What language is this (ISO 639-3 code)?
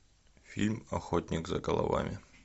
rus